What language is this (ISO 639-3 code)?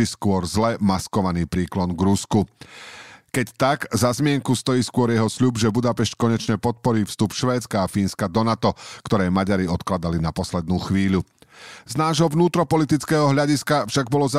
slk